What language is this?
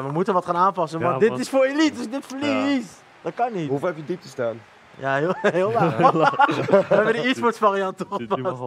Dutch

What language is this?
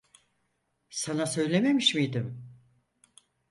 Turkish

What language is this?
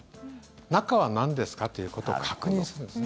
Japanese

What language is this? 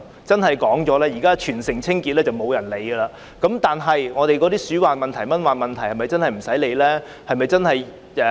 Cantonese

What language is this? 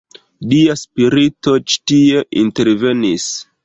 Esperanto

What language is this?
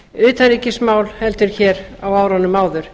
Icelandic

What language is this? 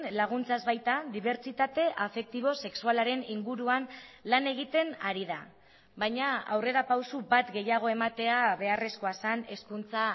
Basque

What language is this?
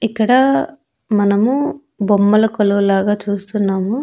Telugu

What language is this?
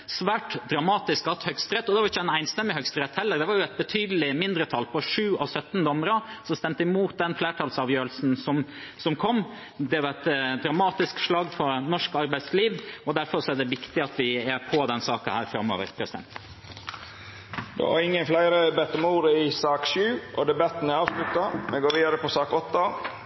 Norwegian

